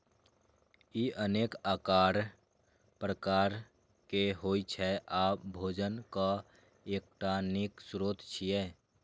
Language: Maithili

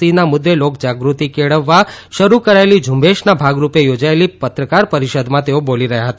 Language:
Gujarati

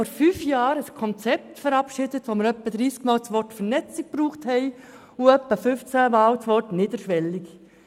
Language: Swiss German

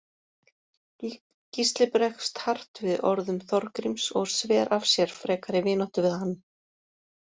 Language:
Icelandic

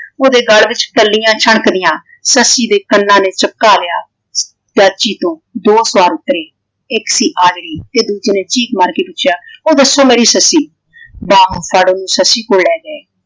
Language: Punjabi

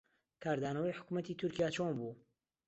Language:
Central Kurdish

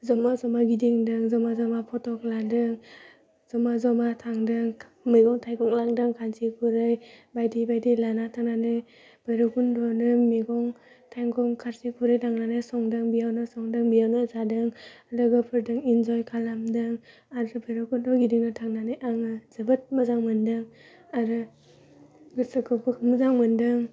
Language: Bodo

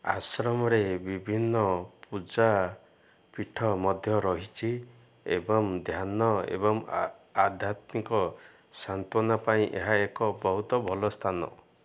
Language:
Odia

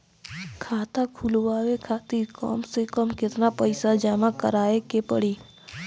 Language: Bhojpuri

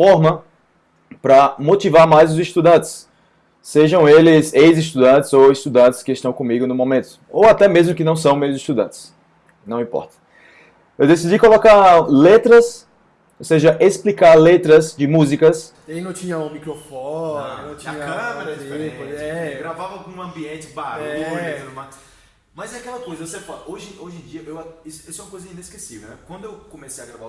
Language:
Portuguese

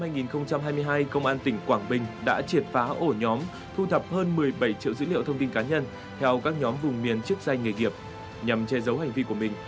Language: Vietnamese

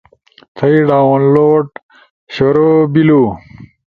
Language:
Ushojo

